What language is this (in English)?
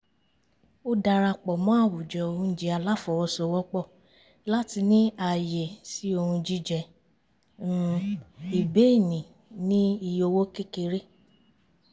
Yoruba